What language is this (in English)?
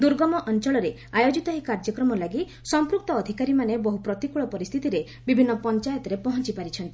Odia